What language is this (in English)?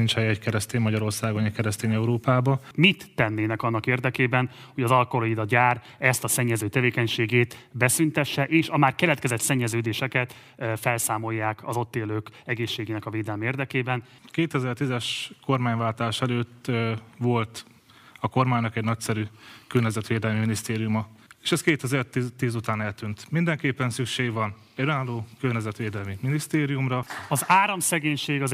Hungarian